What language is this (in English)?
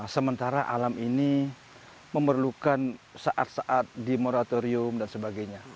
Indonesian